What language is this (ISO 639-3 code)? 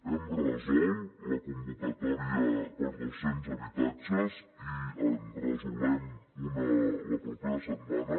cat